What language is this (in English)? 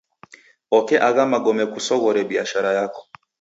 Taita